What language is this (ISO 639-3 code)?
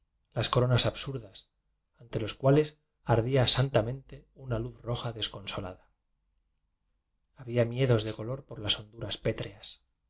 spa